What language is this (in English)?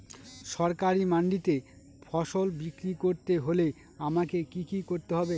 Bangla